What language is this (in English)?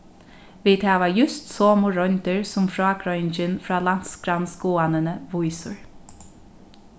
Faroese